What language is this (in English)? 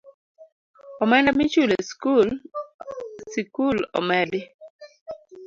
Luo (Kenya and Tanzania)